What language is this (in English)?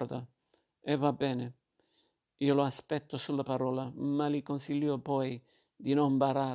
Italian